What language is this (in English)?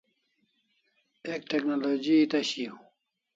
Kalasha